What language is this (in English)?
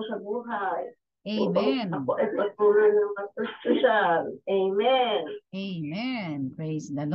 Filipino